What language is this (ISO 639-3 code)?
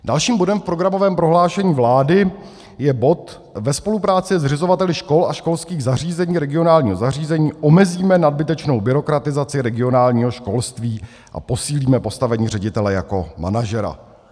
ces